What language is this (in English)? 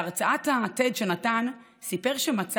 Hebrew